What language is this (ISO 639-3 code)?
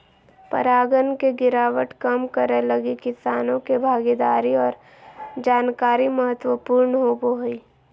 mag